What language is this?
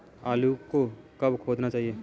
Hindi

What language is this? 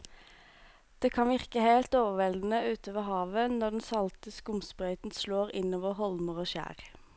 Norwegian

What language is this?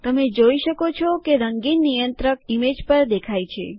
Gujarati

